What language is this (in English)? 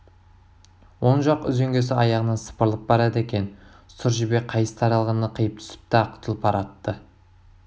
Kazakh